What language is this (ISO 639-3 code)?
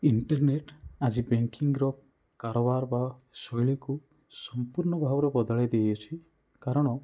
ori